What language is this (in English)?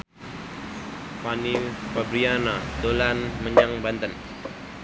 Javanese